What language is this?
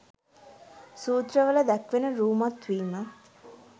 Sinhala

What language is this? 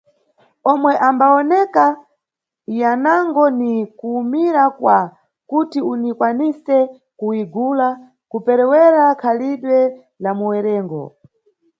Nyungwe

